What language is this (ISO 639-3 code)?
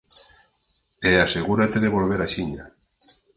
glg